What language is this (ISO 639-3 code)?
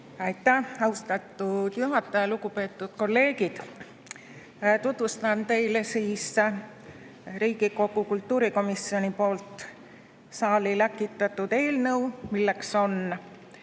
est